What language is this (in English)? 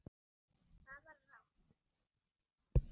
Icelandic